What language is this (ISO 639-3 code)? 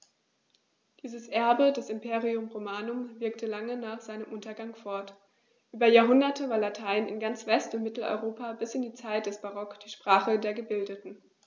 deu